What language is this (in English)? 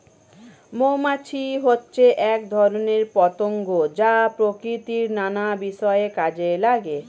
Bangla